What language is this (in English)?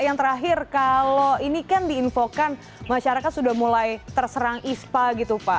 Indonesian